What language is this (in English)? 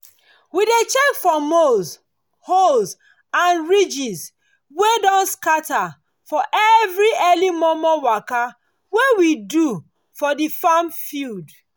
Nigerian Pidgin